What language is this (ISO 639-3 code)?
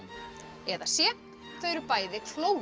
isl